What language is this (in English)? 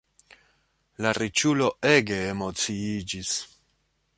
Esperanto